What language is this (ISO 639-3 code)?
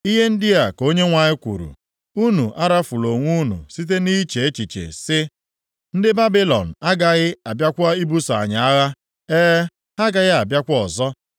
ibo